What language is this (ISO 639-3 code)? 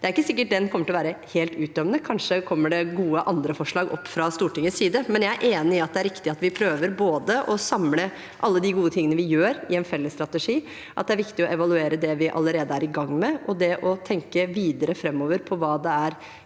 nor